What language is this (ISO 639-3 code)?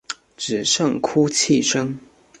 zho